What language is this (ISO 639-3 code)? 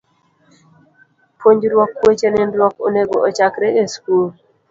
luo